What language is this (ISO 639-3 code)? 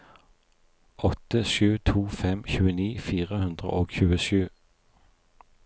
nor